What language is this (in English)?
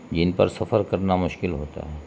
Urdu